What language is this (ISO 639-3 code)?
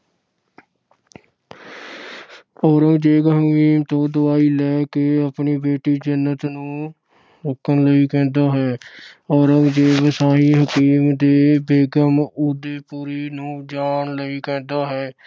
pan